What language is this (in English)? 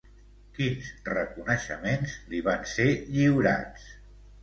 Catalan